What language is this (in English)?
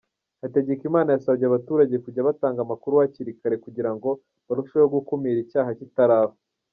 Kinyarwanda